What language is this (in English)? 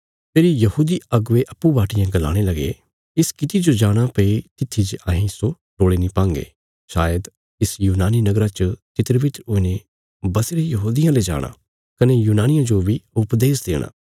Bilaspuri